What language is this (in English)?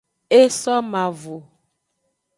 Aja (Benin)